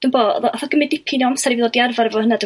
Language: Welsh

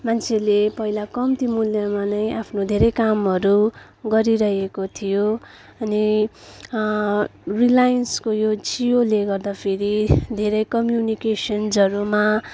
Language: Nepali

